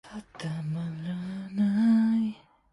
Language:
Cantonese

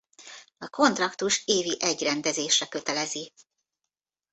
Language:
Hungarian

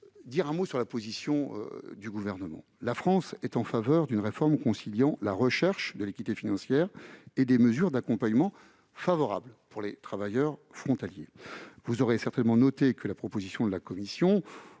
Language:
French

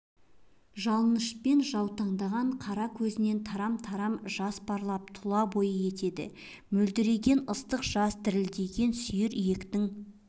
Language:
Kazakh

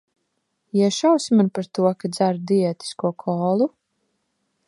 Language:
Latvian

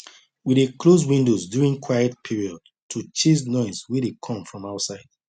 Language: Nigerian Pidgin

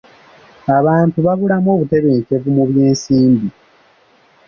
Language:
Ganda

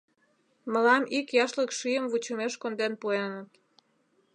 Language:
Mari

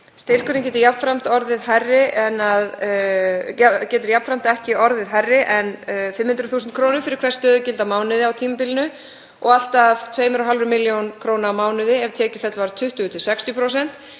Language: Icelandic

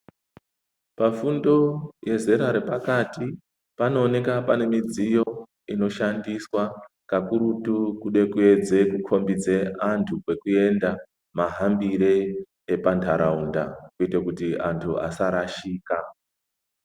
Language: Ndau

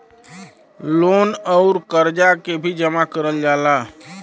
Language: Bhojpuri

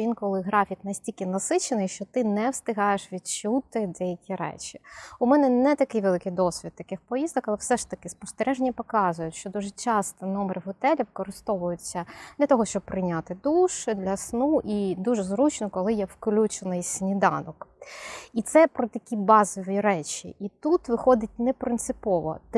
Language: Ukrainian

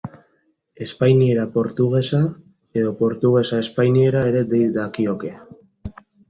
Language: Basque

